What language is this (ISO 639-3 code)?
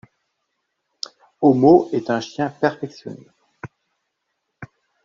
fra